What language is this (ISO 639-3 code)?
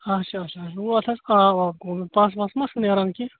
kas